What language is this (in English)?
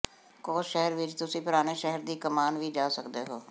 Punjabi